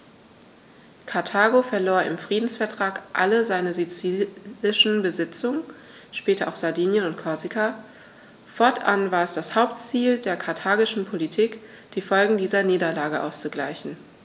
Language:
German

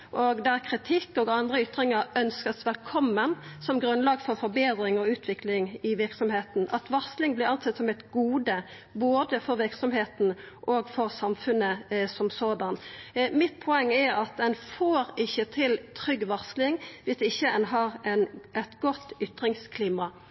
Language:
Norwegian Nynorsk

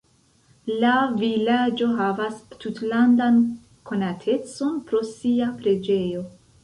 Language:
Esperanto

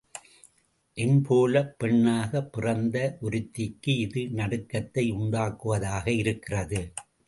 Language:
Tamil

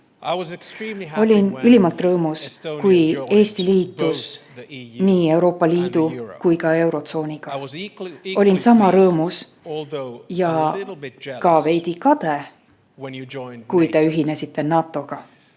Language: Estonian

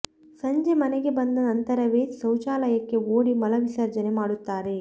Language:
Kannada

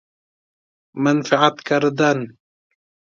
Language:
Persian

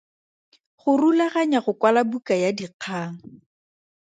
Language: Tswana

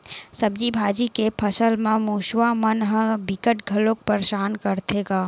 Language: Chhattisgarhi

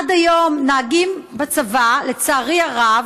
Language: Hebrew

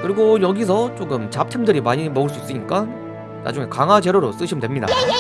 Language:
Korean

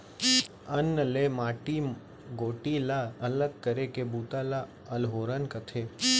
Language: Chhattisgarhi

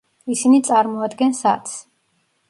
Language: Georgian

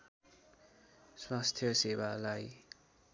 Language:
Nepali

